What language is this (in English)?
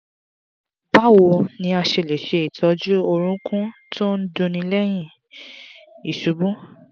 Yoruba